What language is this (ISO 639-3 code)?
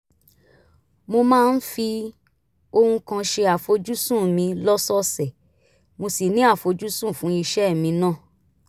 yor